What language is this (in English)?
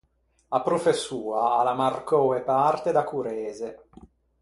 Ligurian